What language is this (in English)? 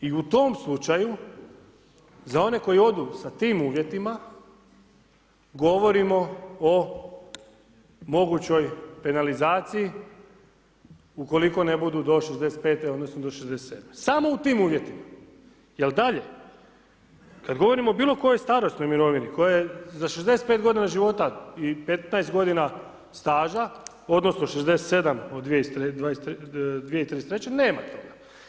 Croatian